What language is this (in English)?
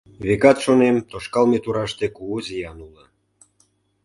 Mari